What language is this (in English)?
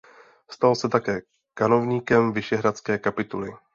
Czech